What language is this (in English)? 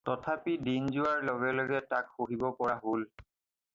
Assamese